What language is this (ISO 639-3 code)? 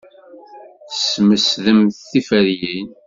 kab